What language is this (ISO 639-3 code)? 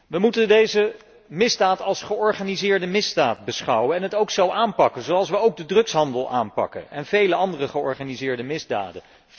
nld